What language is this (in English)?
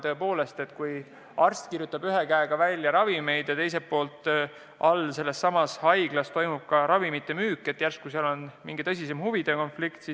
Estonian